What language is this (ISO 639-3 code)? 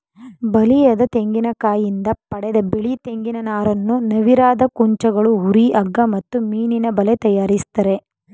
kan